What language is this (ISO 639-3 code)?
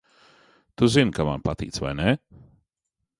lav